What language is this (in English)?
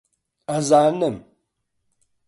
Central Kurdish